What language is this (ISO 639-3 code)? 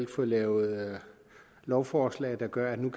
dan